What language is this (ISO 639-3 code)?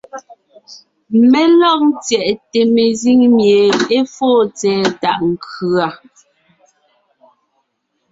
nnh